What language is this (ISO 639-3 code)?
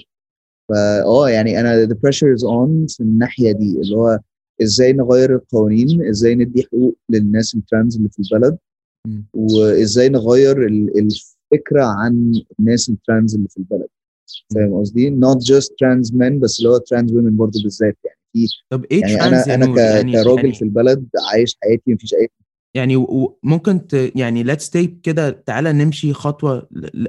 ara